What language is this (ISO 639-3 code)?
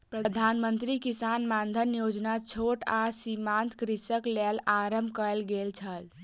mai